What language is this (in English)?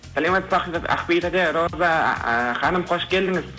Kazakh